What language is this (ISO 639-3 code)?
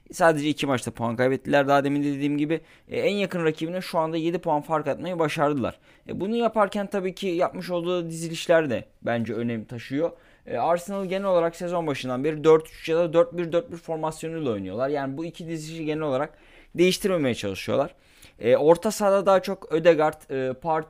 tur